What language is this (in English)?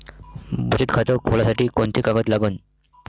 Marathi